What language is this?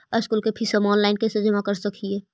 Magahi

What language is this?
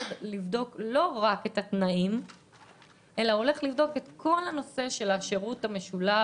Hebrew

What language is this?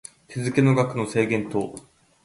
Japanese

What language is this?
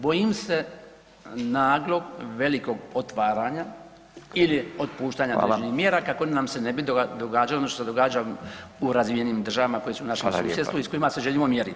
Croatian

